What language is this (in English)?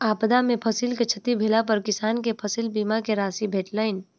Maithili